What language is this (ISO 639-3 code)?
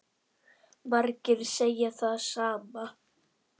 isl